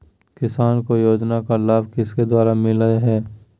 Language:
Magahi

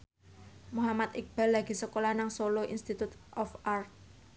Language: Javanese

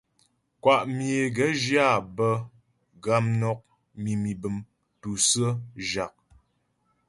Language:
Ghomala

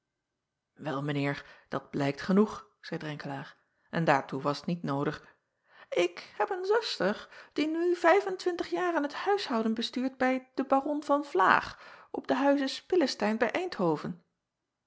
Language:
Dutch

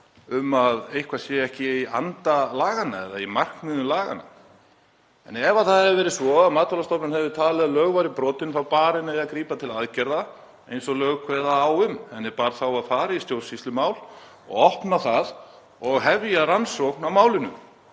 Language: Icelandic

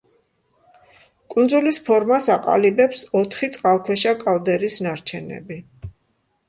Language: Georgian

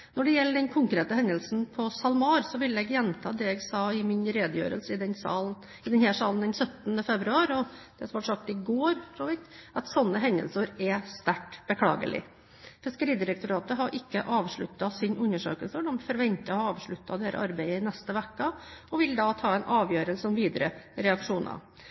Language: Norwegian Bokmål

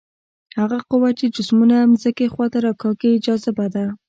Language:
Pashto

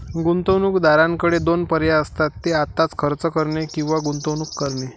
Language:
Marathi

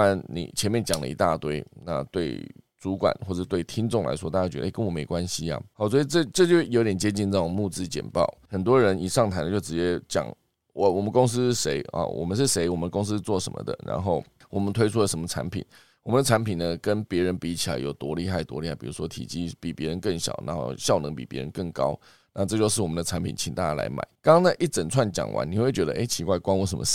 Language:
Chinese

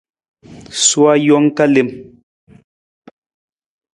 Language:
Nawdm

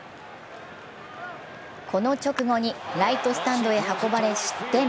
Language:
Japanese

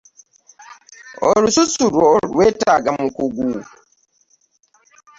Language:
Ganda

